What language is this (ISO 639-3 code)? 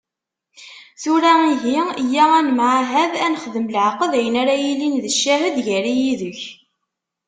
kab